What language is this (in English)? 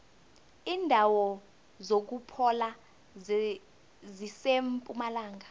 South Ndebele